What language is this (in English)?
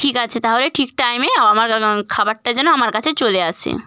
Bangla